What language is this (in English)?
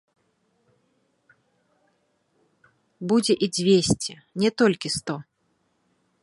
Belarusian